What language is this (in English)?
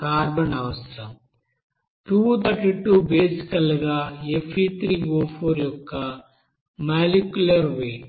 Telugu